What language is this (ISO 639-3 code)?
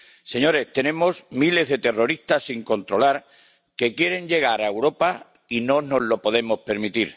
spa